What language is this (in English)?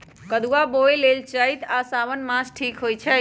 Magahi